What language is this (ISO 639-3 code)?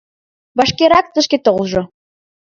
chm